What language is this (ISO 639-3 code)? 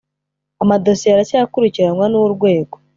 kin